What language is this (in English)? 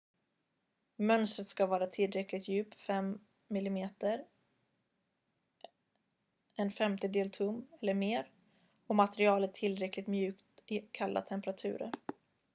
Swedish